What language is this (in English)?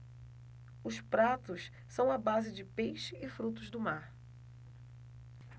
Portuguese